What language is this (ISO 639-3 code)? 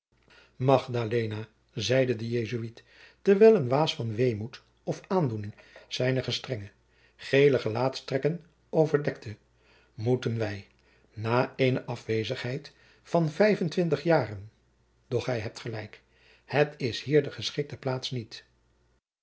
nld